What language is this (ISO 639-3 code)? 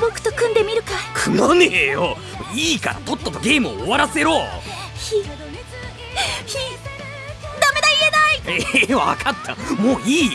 jpn